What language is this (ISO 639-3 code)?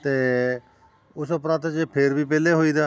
pan